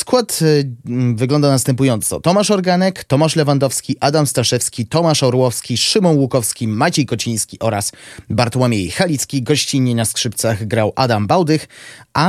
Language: Polish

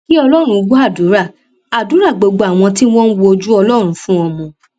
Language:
Yoruba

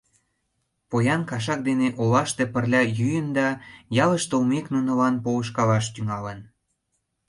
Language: Mari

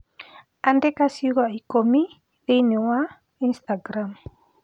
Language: Kikuyu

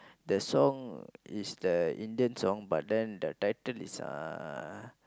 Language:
English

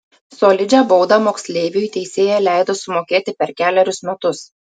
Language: Lithuanian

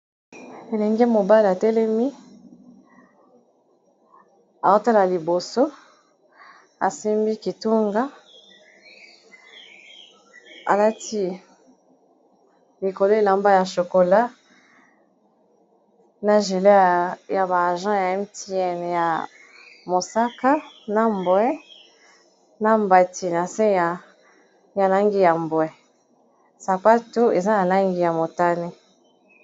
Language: Lingala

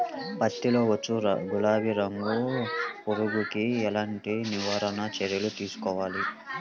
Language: Telugu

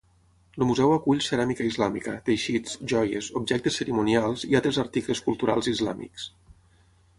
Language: Catalan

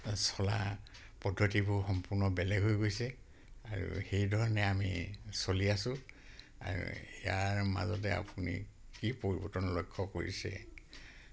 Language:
Assamese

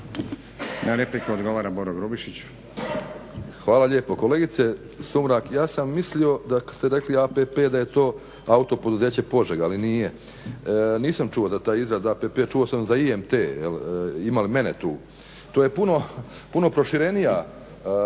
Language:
Croatian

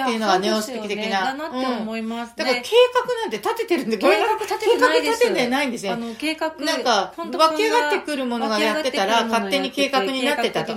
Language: Japanese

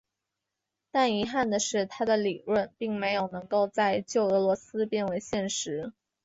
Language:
Chinese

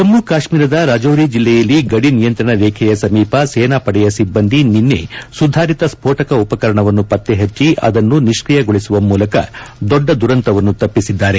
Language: Kannada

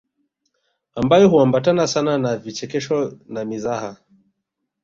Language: Swahili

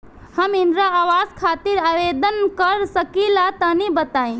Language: Bhojpuri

